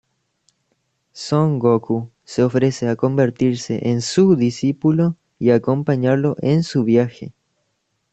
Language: Spanish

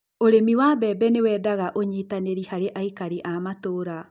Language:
Kikuyu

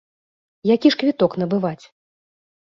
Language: Belarusian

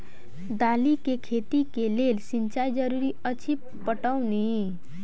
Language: Maithili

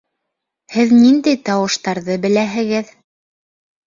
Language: Bashkir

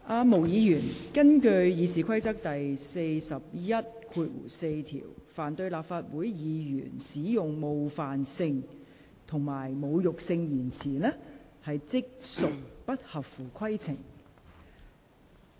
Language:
Cantonese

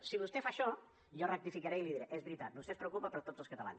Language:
Catalan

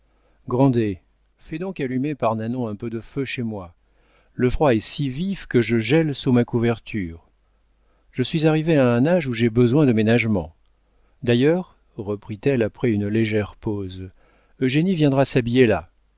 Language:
French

